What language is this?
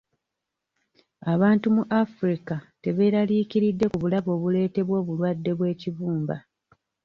Ganda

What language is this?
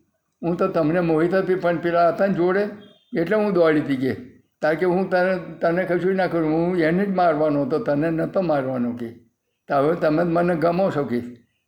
Gujarati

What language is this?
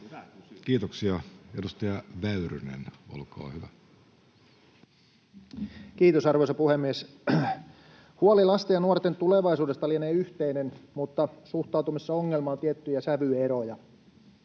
Finnish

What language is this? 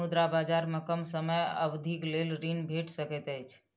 Maithili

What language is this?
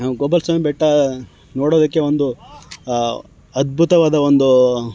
Kannada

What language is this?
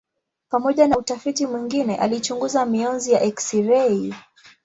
Swahili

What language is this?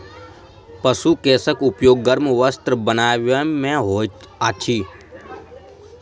Maithili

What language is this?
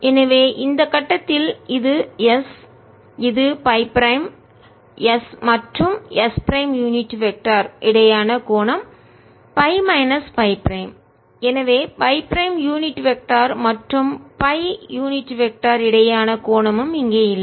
Tamil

